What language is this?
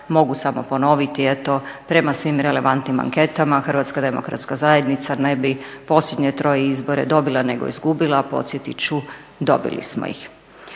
Croatian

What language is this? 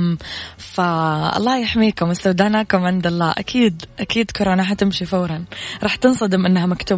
Arabic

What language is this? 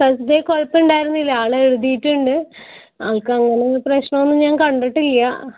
Malayalam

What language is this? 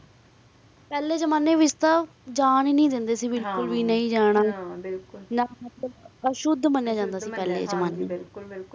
Punjabi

